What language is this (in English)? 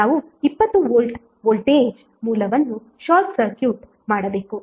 Kannada